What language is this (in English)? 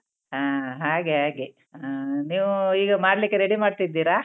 Kannada